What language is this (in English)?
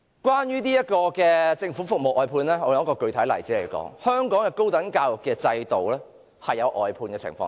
Cantonese